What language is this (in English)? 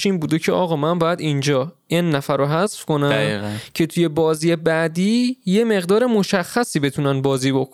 Persian